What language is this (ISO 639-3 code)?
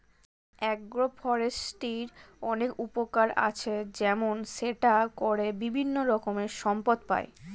ben